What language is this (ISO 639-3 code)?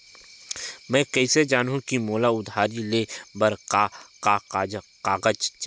hne